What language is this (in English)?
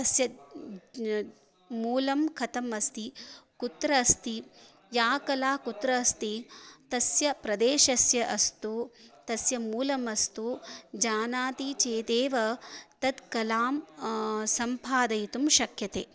Sanskrit